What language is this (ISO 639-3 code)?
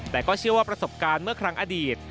tha